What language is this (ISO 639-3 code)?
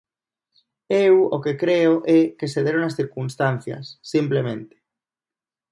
glg